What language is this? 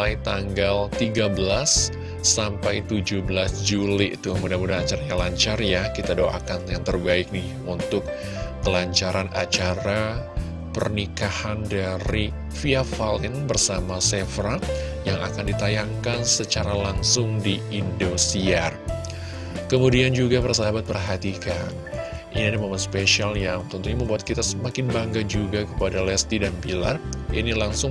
Indonesian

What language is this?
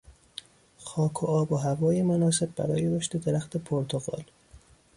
Persian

